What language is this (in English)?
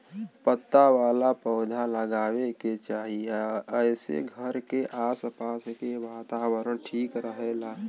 Bhojpuri